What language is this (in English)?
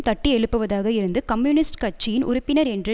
Tamil